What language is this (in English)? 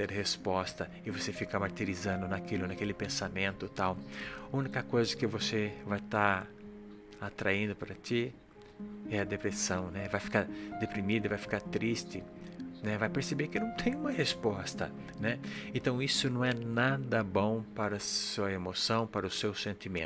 Portuguese